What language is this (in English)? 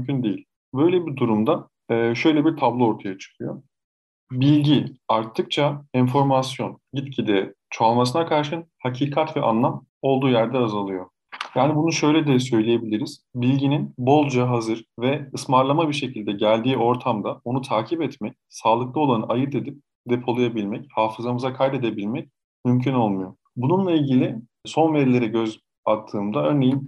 Turkish